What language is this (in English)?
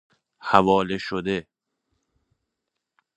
Persian